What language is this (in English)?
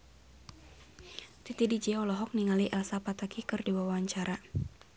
Sundanese